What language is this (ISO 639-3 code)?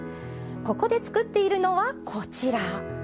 jpn